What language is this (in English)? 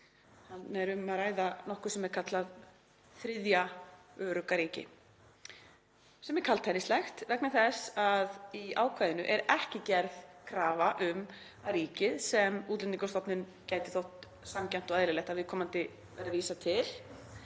Icelandic